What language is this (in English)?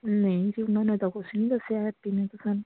Punjabi